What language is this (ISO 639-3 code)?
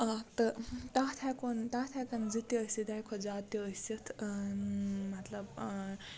kas